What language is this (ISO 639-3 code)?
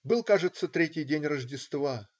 rus